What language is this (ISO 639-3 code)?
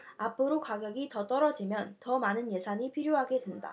kor